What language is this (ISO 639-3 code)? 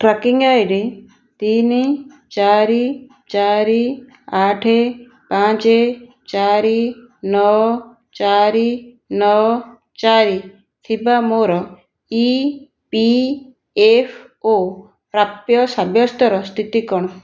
ori